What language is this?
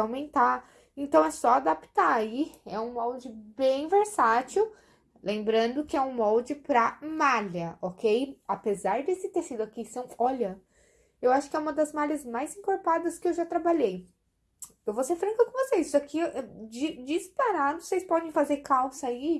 Portuguese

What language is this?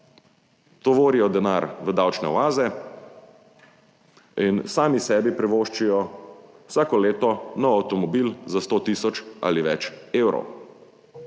Slovenian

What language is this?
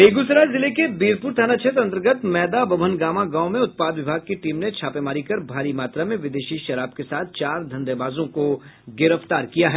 Hindi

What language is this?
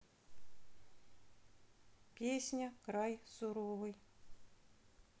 Russian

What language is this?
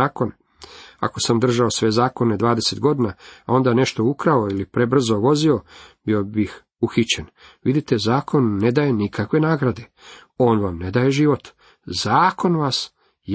Croatian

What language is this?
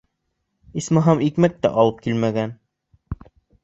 Bashkir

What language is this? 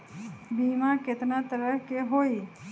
Magahi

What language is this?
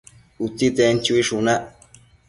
Matsés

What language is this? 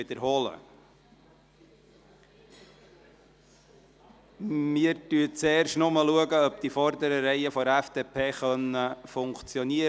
Swiss German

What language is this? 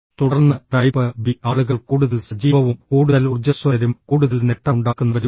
Malayalam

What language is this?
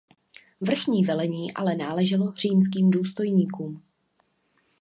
Czech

